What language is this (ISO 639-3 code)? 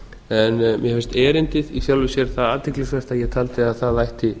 isl